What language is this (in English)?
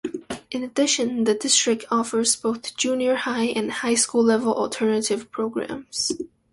English